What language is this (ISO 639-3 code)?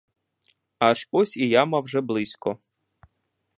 ukr